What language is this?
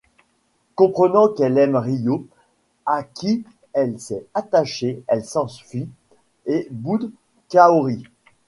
French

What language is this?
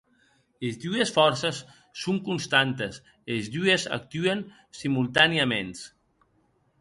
Occitan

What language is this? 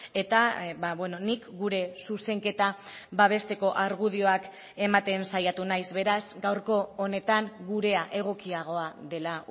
Basque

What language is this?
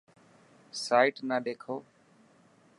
Dhatki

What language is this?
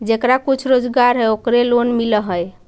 Magahi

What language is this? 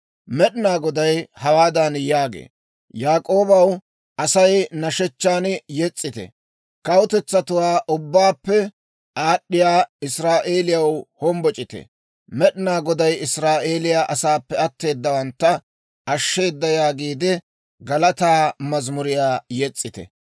Dawro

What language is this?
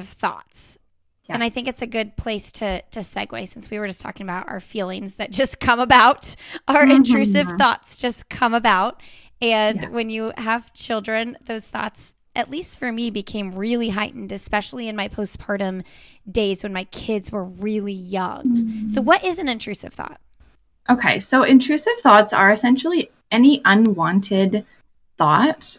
English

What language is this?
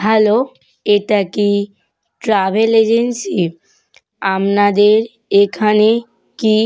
Bangla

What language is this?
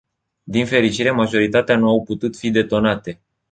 Romanian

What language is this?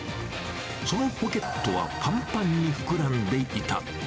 Japanese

